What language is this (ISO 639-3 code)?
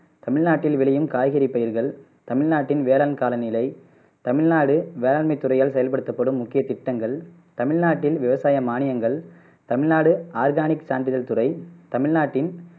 tam